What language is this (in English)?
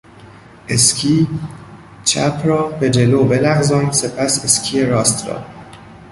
Persian